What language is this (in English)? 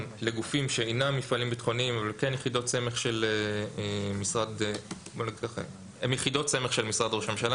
Hebrew